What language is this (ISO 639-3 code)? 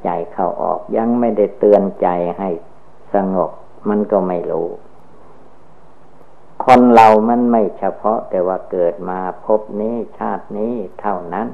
tha